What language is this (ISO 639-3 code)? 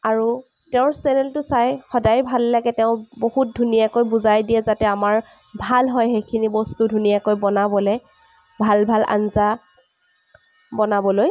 asm